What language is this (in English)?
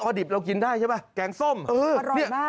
Thai